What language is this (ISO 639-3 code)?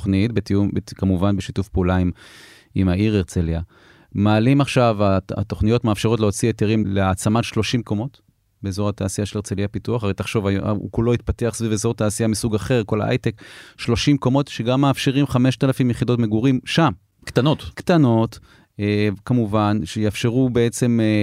heb